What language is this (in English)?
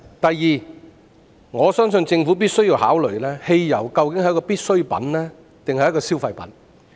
Cantonese